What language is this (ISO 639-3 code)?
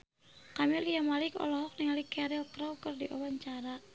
sun